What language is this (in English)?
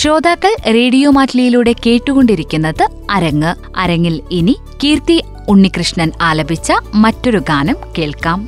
Malayalam